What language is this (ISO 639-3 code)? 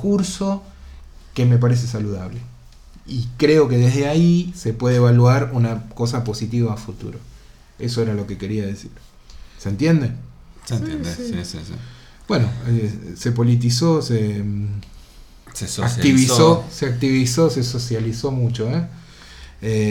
spa